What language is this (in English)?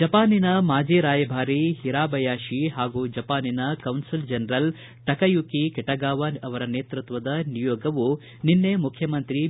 Kannada